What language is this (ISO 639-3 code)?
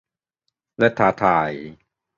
tha